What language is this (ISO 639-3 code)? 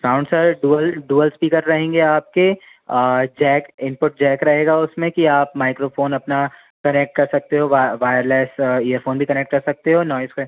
hin